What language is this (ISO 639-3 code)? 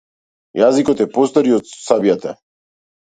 mkd